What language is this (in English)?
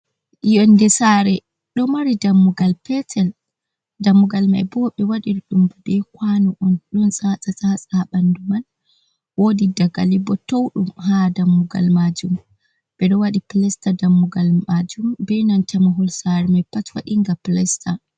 Fula